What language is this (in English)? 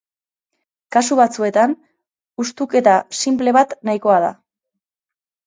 Basque